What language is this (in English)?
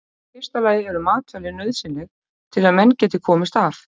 Icelandic